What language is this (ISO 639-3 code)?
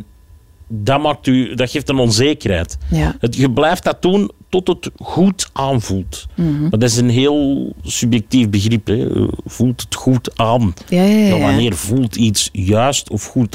nld